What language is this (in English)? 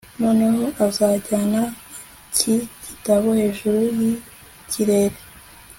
Kinyarwanda